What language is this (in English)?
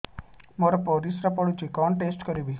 Odia